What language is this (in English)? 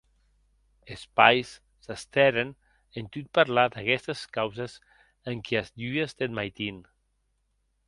Occitan